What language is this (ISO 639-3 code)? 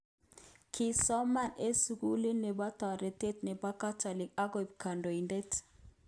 kln